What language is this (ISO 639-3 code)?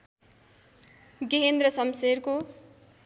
nep